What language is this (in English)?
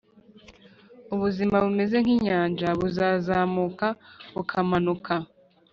Kinyarwanda